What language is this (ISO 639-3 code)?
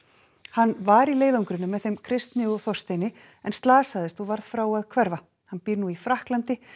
isl